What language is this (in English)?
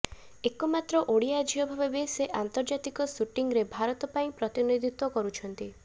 Odia